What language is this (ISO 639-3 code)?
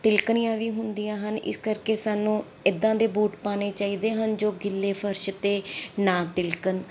pan